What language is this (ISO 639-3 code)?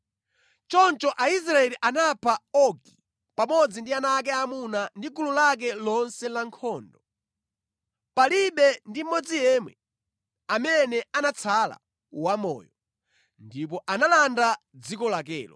nya